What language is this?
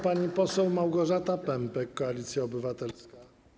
Polish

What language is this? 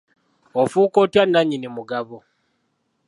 Ganda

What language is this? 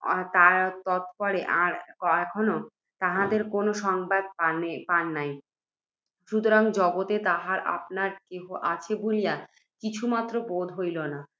Bangla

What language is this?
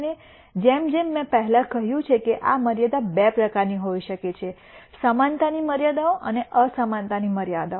Gujarati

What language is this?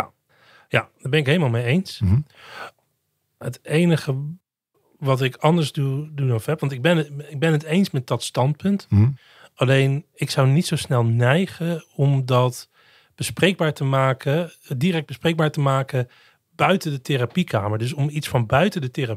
Dutch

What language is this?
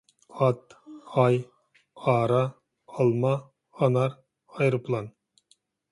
Uyghur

